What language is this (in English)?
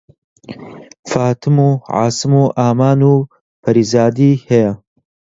Central Kurdish